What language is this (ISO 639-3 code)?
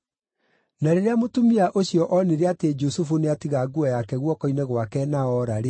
kik